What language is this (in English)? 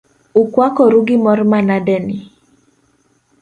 Luo (Kenya and Tanzania)